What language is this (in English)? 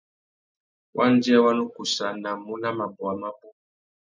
Tuki